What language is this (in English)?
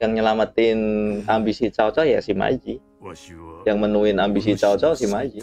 Indonesian